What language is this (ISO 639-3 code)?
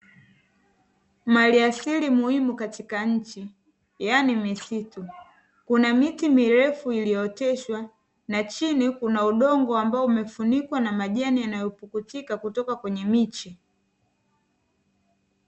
swa